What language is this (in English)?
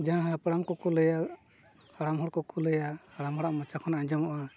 Santali